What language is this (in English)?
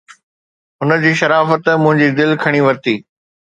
Sindhi